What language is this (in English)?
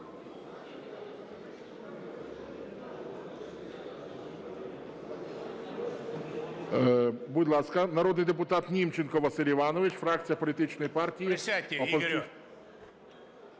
Ukrainian